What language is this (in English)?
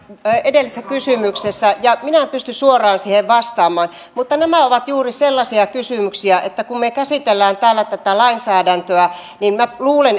Finnish